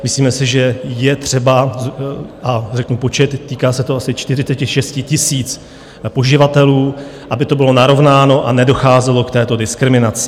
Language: Czech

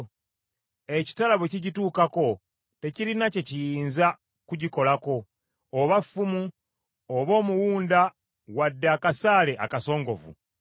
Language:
Ganda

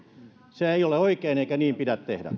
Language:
Finnish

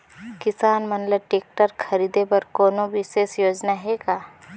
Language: Chhattisgarhi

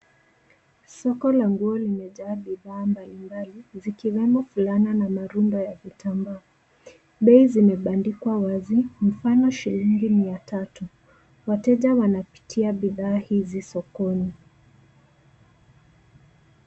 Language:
Swahili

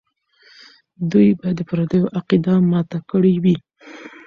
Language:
Pashto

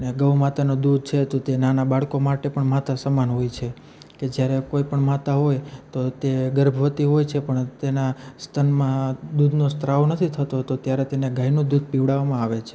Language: Gujarati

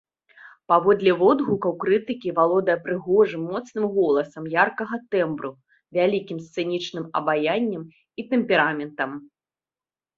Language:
Belarusian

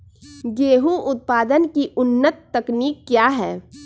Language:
Magahi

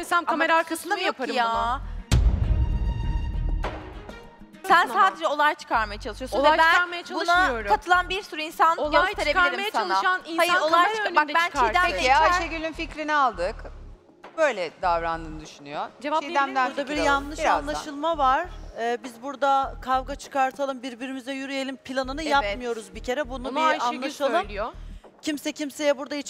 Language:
Turkish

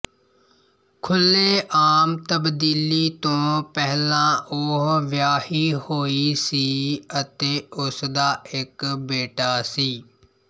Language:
Punjabi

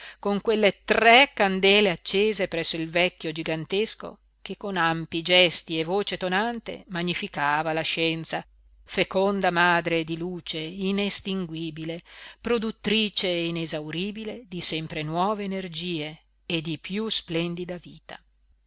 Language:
Italian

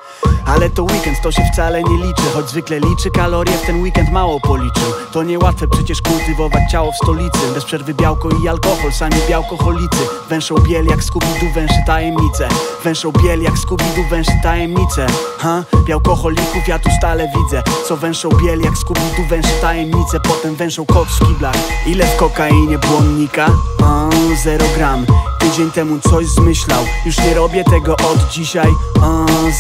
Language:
Polish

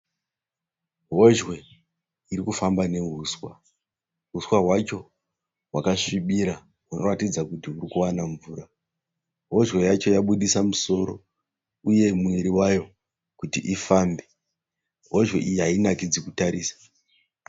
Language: Shona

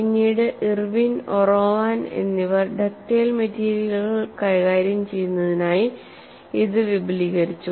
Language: Malayalam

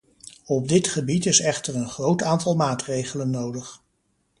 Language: Dutch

